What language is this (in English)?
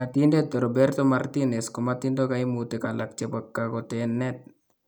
Kalenjin